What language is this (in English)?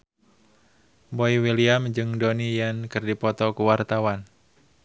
Sundanese